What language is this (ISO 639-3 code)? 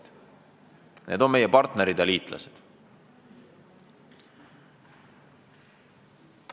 est